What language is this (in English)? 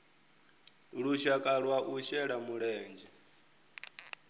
Venda